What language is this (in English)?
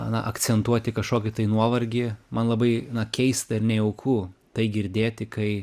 Lithuanian